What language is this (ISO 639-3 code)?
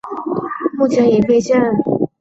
zho